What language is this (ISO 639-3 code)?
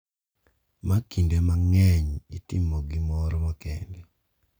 luo